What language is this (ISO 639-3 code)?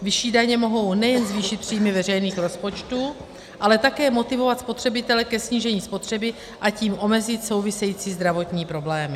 ces